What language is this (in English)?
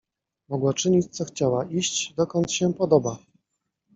Polish